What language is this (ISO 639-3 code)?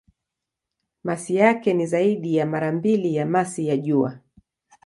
swa